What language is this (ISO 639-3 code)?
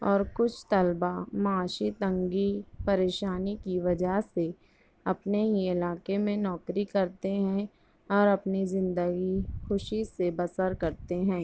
urd